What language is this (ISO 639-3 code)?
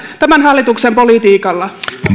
fin